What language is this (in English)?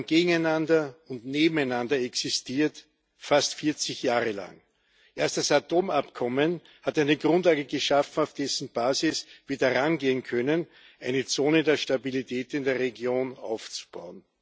German